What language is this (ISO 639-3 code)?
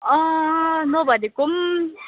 nep